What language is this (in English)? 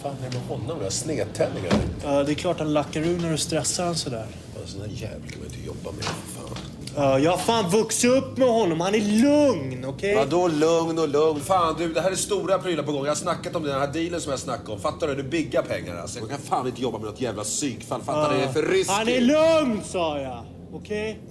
Swedish